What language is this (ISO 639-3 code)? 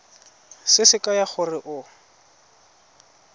tsn